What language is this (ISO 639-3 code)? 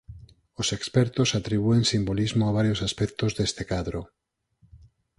glg